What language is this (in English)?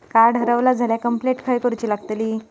Marathi